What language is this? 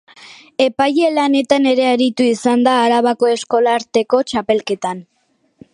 Basque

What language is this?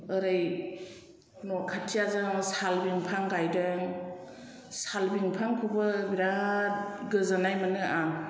Bodo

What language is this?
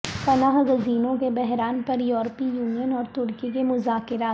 Urdu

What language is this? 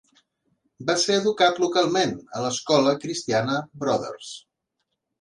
Catalan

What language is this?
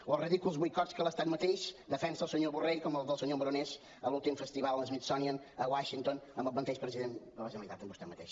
Catalan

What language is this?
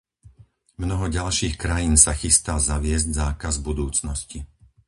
Slovak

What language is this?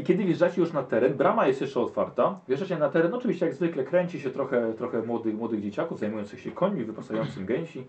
Polish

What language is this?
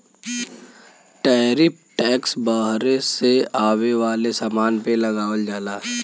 Bhojpuri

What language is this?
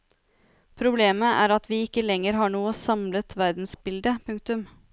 Norwegian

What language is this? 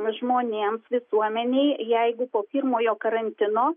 Lithuanian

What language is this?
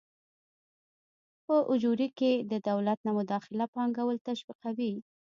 Pashto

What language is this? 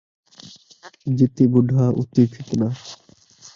Saraiki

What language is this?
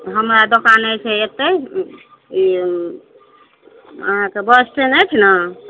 Maithili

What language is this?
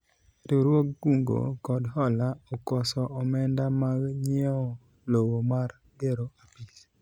Luo (Kenya and Tanzania)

